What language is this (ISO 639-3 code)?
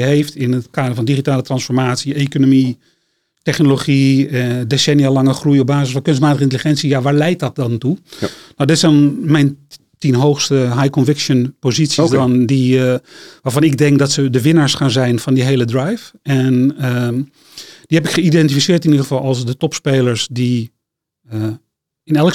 nld